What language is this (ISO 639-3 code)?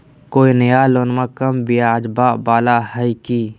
mag